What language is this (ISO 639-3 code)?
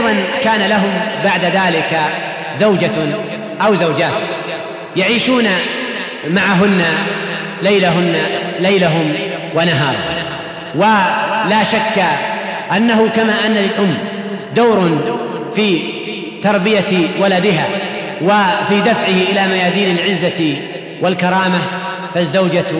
ara